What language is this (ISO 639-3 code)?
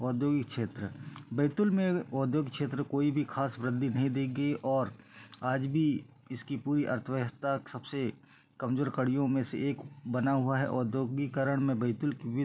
hin